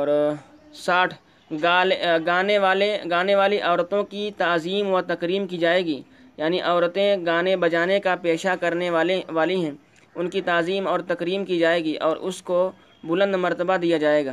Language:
Urdu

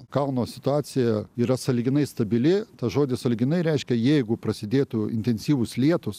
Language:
Lithuanian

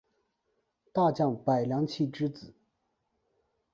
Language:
Chinese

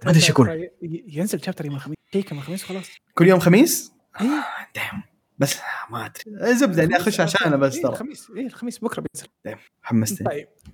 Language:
Arabic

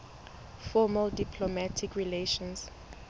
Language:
Southern Sotho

